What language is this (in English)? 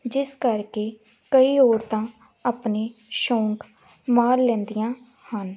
Punjabi